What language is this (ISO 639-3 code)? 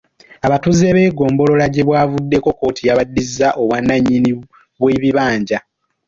lug